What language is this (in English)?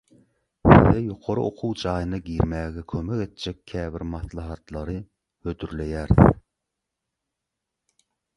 Turkmen